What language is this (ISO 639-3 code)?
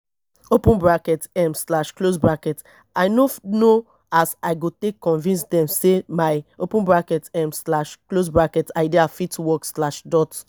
pcm